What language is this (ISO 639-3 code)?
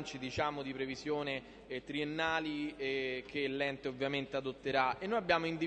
ita